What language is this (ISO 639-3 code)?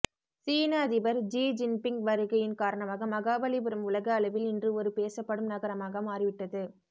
tam